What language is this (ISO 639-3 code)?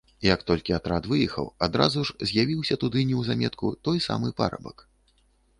bel